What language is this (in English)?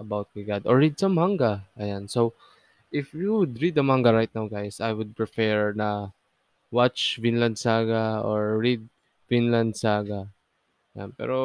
Filipino